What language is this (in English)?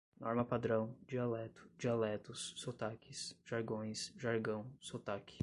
Portuguese